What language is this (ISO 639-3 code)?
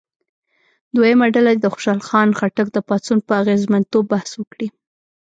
pus